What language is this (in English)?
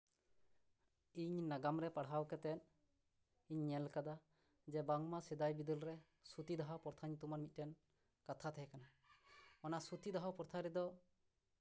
Santali